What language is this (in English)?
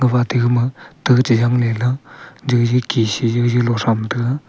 Wancho Naga